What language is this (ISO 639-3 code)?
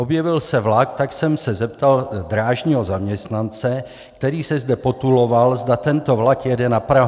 ces